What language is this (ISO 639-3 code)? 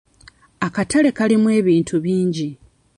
lug